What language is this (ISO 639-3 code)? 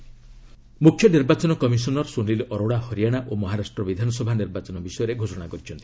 ori